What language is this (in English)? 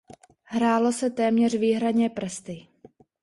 Czech